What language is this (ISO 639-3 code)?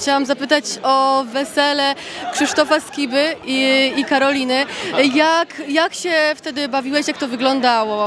pol